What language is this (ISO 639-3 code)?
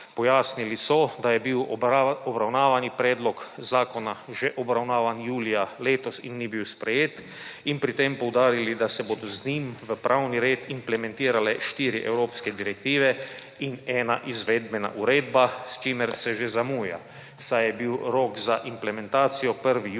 slv